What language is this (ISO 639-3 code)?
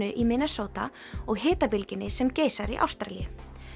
isl